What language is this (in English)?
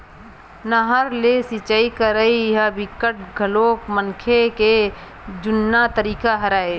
Chhattisgarhi